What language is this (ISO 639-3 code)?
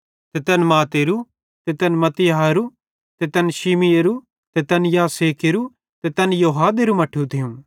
bhd